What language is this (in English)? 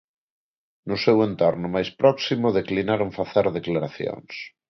Galician